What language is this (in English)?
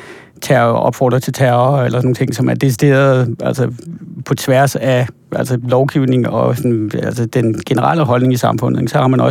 Danish